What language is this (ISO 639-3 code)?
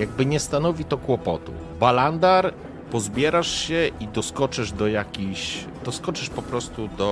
pol